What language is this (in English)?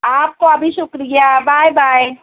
Urdu